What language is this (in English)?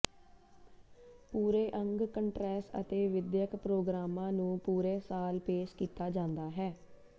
Punjabi